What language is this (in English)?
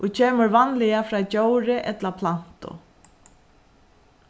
Faroese